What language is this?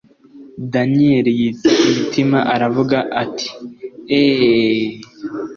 Kinyarwanda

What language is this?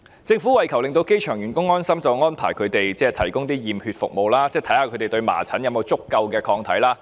Cantonese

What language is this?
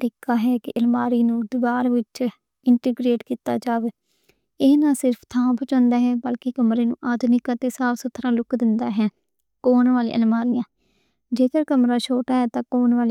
Western Panjabi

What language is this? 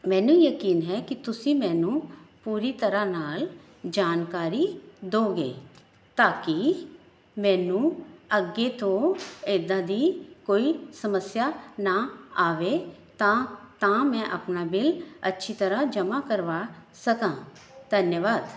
Punjabi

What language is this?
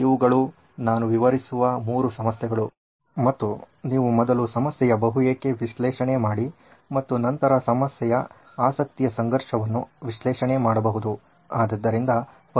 Kannada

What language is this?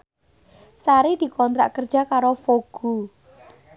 Javanese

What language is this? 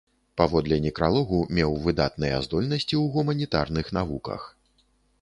Belarusian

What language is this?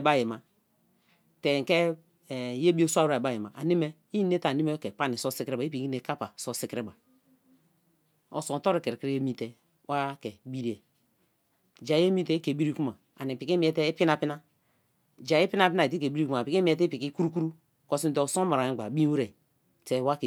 Kalabari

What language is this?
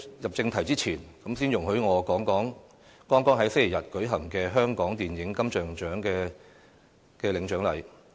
Cantonese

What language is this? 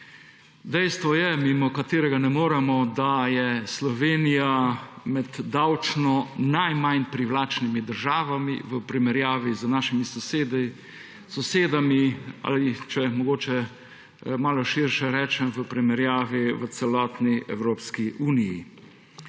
Slovenian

